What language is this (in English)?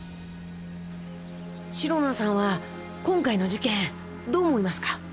Japanese